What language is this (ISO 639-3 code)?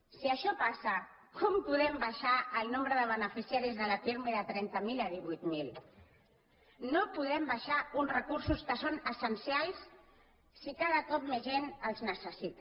cat